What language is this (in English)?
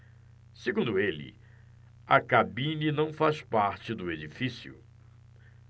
Portuguese